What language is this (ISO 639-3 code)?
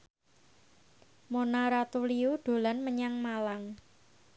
jav